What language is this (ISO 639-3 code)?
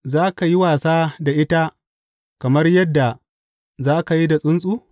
hau